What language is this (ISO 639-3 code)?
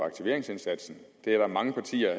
dan